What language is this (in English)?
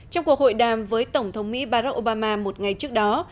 Vietnamese